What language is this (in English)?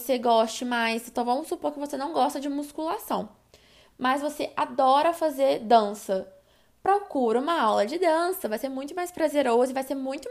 Portuguese